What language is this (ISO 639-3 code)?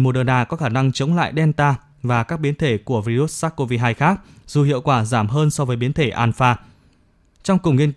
vie